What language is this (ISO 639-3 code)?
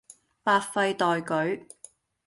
yue